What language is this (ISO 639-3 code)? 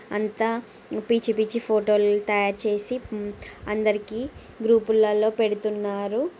tel